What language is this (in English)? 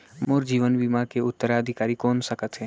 Chhattisgarhi